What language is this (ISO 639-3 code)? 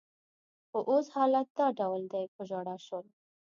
pus